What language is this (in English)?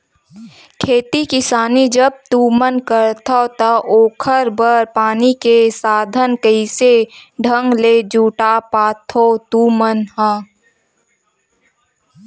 Chhattisgarhi